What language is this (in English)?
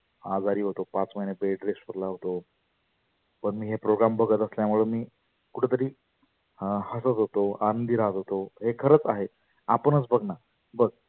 Marathi